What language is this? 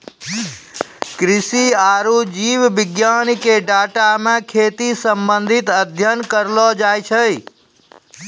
Maithili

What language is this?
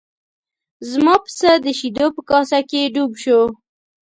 Pashto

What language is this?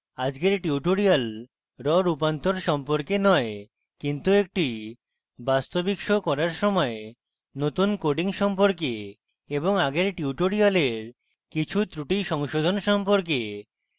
Bangla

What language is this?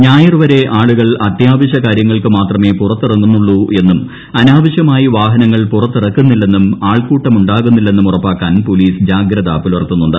Malayalam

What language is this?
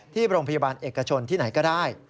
Thai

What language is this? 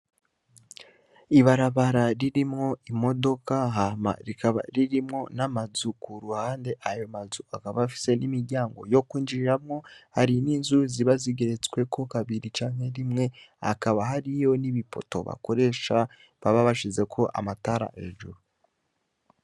Rundi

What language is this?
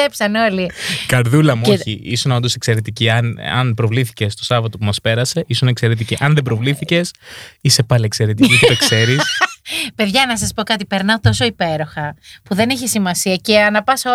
Greek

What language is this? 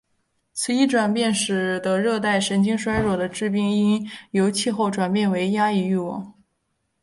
Chinese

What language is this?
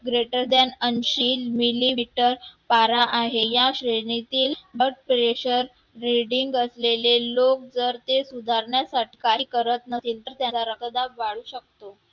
Marathi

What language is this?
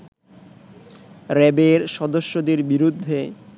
Bangla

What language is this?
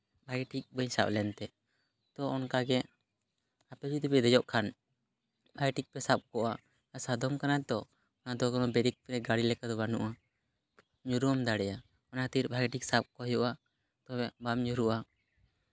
Santali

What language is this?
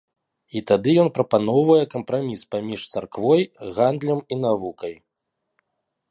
Belarusian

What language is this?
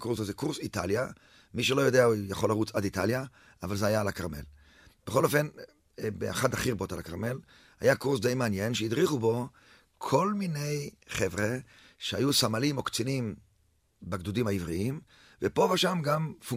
Hebrew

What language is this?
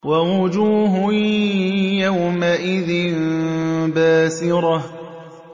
Arabic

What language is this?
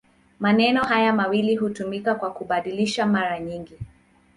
Swahili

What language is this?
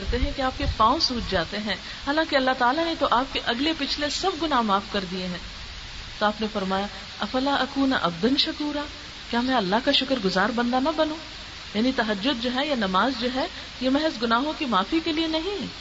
Urdu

